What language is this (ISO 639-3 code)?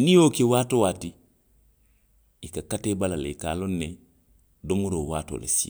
mlq